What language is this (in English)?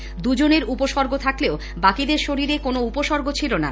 Bangla